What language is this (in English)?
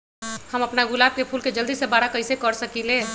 Magahi